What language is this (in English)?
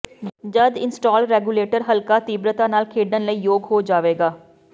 Punjabi